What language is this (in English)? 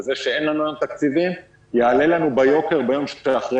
Hebrew